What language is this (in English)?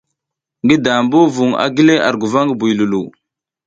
South Giziga